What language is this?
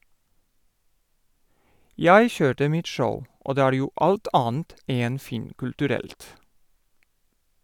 Norwegian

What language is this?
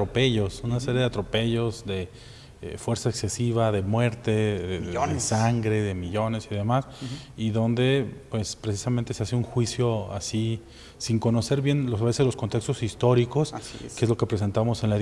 Spanish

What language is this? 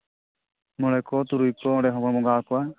Santali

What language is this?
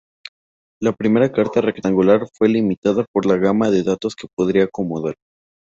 Spanish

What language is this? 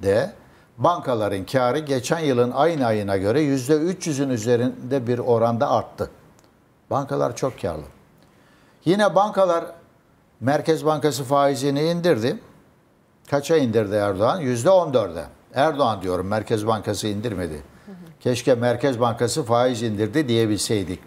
Turkish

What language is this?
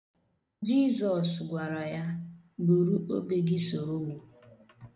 Igbo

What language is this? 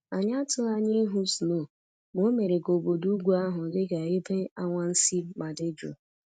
Igbo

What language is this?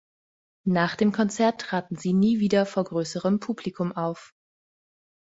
German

